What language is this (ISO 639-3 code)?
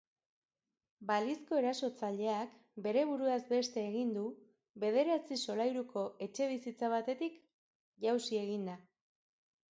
eus